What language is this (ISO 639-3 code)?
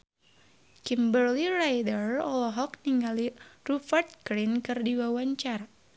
sun